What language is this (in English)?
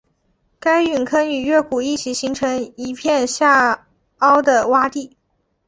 Chinese